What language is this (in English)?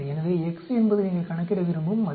Tamil